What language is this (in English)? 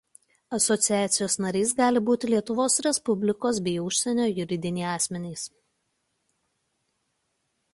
Lithuanian